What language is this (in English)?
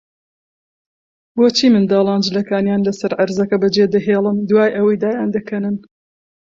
Central Kurdish